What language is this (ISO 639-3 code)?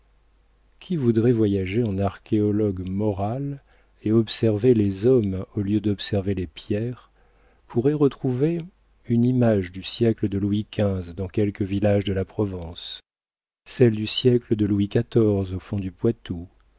fra